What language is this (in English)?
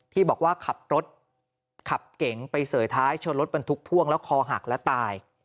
Thai